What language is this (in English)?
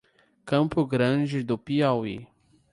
Portuguese